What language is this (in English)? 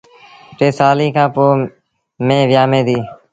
Sindhi Bhil